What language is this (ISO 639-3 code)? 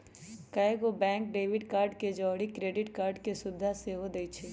mag